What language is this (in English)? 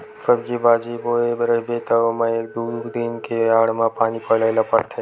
Chhattisgarhi